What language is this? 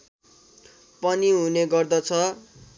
Nepali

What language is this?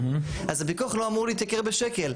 Hebrew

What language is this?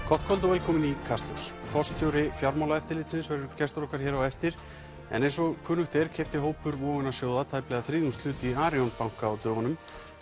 Icelandic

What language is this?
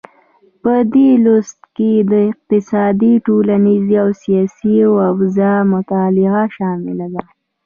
Pashto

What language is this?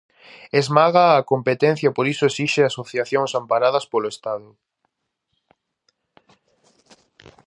Galician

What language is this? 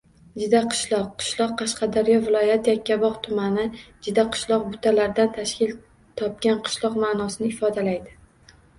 Uzbek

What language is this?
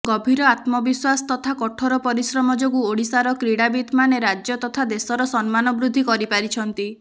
Odia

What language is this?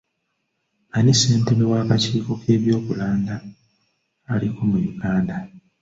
Ganda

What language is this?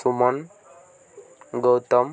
Odia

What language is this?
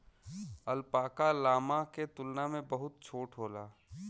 Bhojpuri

